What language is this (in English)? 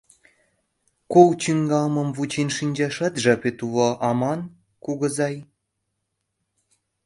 Mari